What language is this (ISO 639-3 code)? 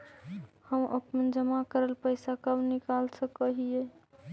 mag